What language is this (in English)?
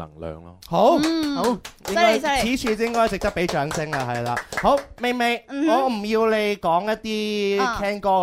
Chinese